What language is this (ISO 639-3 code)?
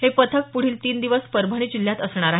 mar